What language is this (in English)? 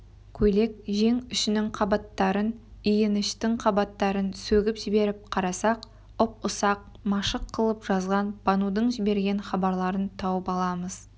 Kazakh